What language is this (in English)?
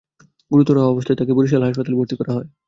Bangla